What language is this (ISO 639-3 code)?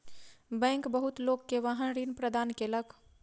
mai